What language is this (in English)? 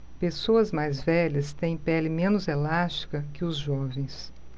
Portuguese